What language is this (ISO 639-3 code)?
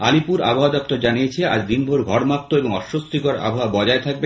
ben